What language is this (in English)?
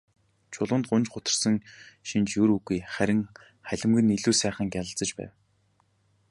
Mongolian